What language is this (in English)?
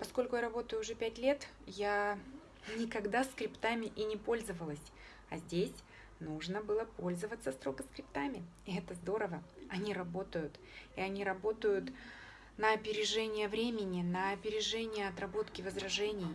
Russian